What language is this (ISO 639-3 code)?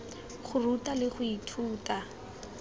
tsn